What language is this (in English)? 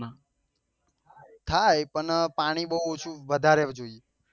Gujarati